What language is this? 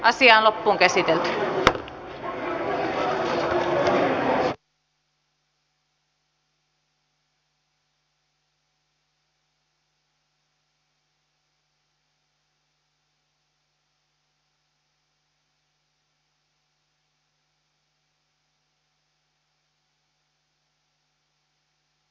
Finnish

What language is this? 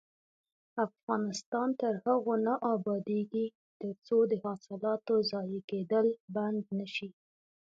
Pashto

